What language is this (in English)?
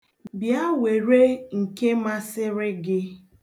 Igbo